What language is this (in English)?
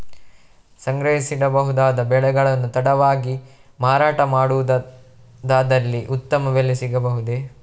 Kannada